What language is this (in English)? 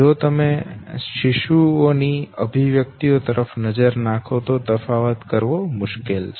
Gujarati